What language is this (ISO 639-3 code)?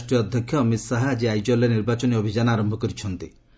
ori